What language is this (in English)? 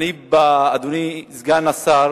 Hebrew